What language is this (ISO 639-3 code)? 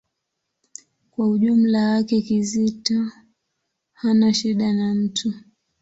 swa